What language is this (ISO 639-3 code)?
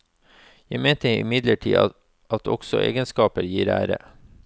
nor